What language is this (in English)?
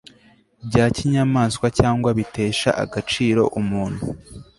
Kinyarwanda